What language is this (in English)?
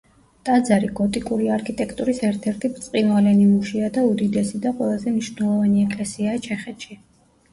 Georgian